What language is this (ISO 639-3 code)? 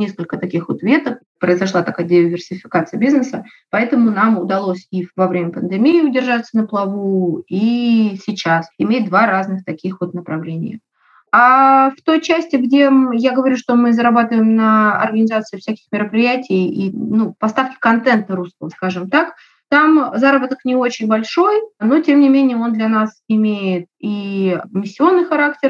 rus